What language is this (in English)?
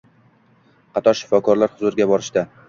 Uzbek